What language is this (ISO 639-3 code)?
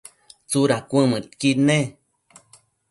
mcf